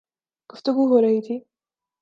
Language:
Urdu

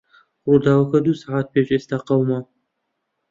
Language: Central Kurdish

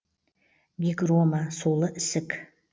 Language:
Kazakh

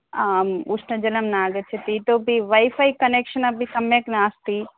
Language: Sanskrit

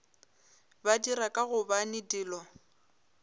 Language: Northern Sotho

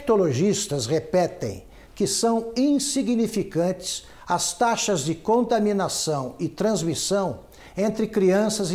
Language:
Portuguese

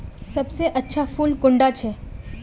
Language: Magahi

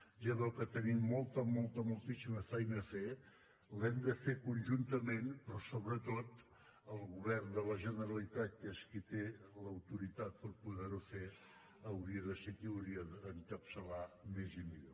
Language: Catalan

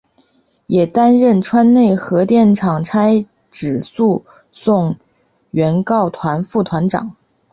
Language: Chinese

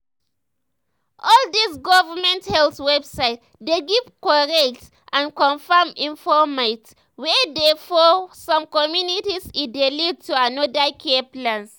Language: Nigerian Pidgin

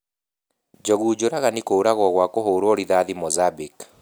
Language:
Kikuyu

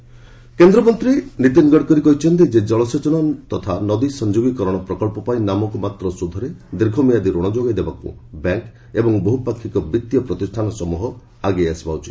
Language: Odia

